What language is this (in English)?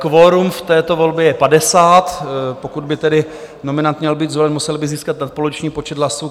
Czech